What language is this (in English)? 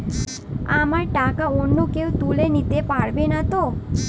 Bangla